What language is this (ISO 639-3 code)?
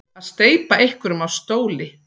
isl